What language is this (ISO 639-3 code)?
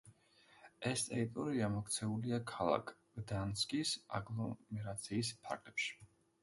kat